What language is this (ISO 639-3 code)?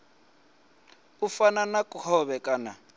ven